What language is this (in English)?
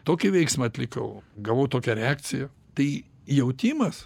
Lithuanian